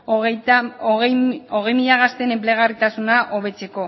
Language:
Basque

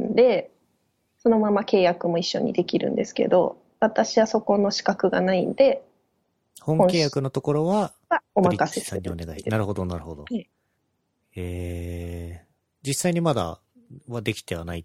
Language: Japanese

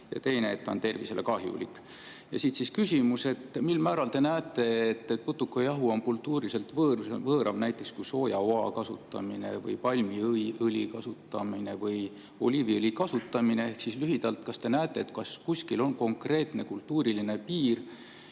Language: Estonian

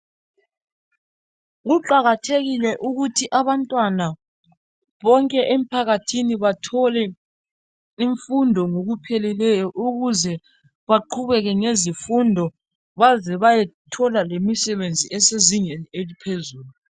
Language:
North Ndebele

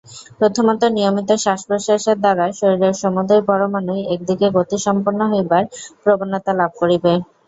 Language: Bangla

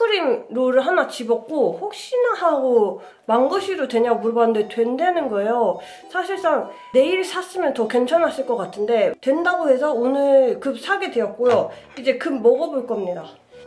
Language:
Korean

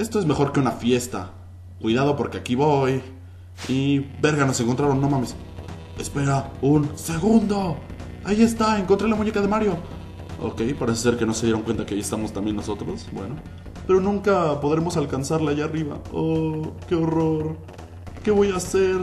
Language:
Spanish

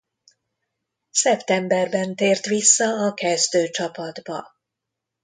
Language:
Hungarian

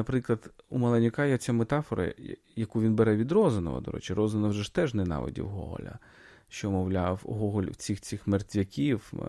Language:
Ukrainian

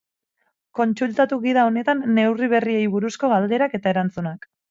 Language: Basque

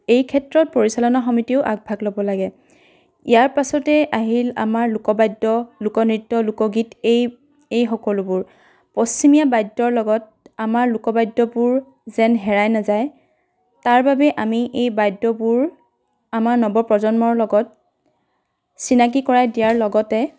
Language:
Assamese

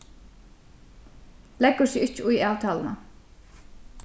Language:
Faroese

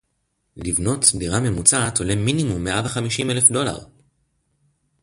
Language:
Hebrew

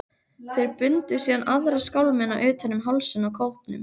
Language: Icelandic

